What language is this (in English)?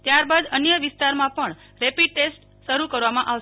Gujarati